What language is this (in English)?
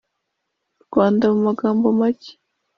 Kinyarwanda